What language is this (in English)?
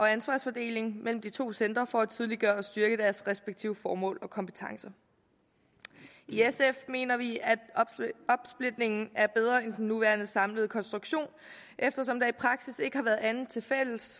Danish